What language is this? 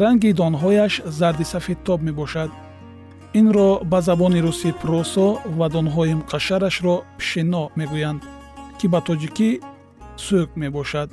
Persian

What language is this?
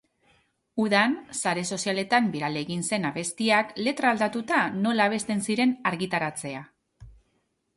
Basque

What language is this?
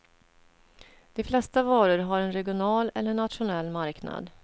Swedish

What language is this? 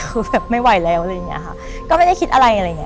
Thai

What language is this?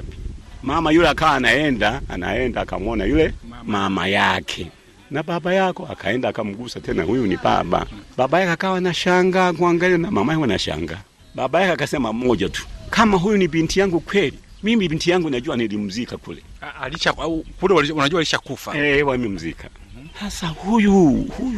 Swahili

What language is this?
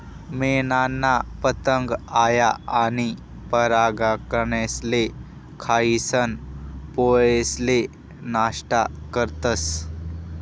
Marathi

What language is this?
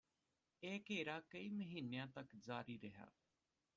Punjabi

